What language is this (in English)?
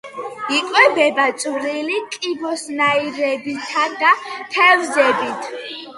Georgian